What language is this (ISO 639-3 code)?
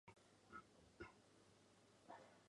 zho